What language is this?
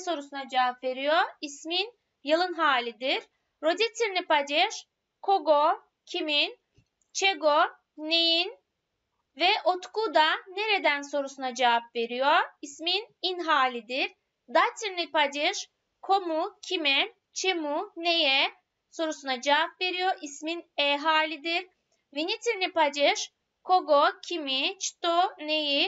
Turkish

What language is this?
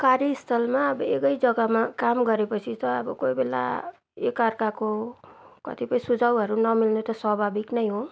Nepali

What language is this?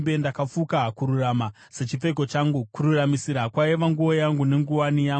Shona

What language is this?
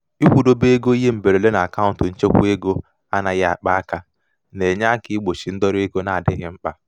Igbo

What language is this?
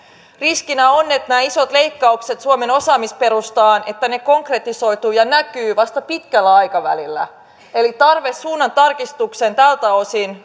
Finnish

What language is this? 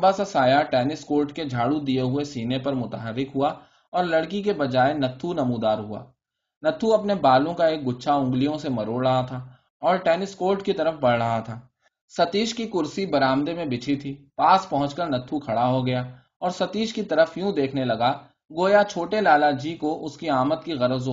Urdu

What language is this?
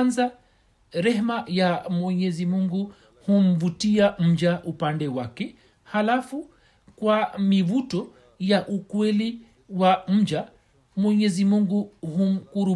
Swahili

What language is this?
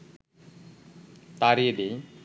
Bangla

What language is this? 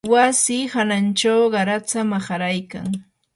Yanahuanca Pasco Quechua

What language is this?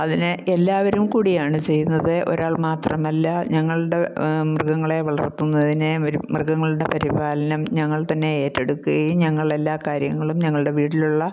Malayalam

